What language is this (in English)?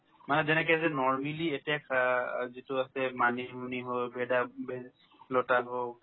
Assamese